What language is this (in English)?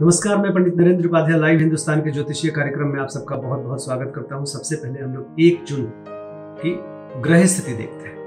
Hindi